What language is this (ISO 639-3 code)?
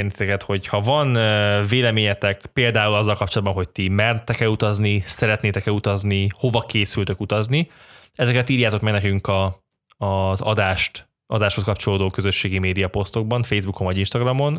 hun